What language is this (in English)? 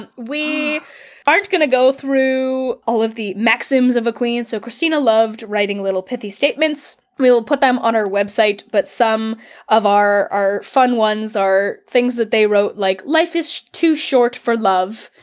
English